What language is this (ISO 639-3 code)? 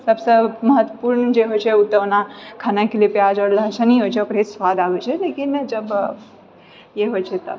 mai